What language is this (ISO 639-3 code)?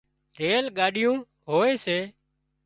kxp